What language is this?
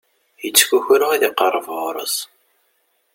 Kabyle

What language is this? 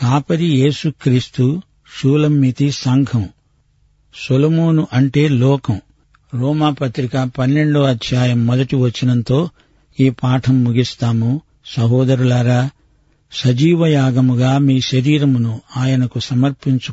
Telugu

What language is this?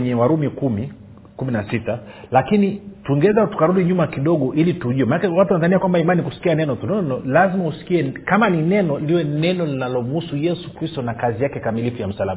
Swahili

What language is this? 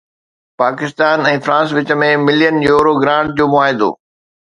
Sindhi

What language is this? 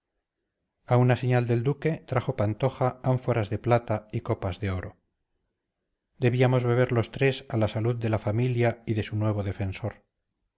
Spanish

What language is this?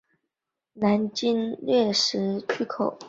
Chinese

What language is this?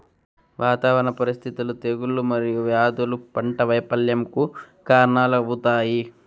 Telugu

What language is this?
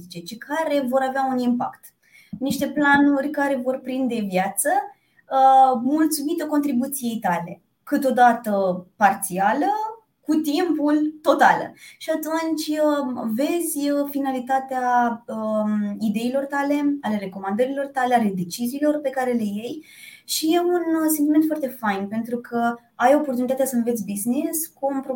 Romanian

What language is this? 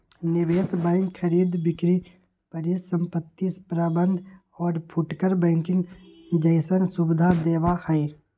Magahi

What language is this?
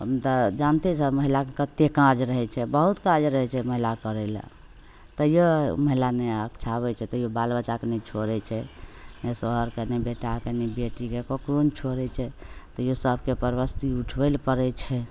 Maithili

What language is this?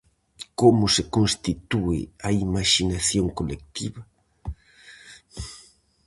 Galician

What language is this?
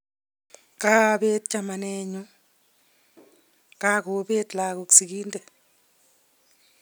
Kalenjin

